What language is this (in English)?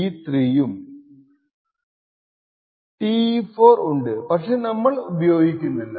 Malayalam